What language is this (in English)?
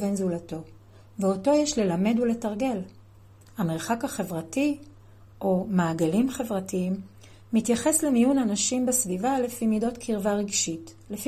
Hebrew